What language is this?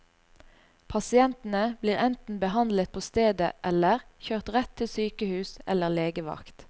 Norwegian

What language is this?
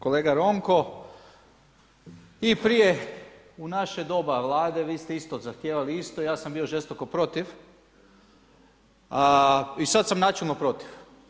Croatian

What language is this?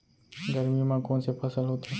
Chhattisgarhi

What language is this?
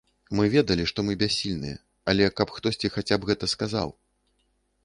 Belarusian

